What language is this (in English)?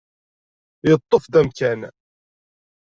Kabyle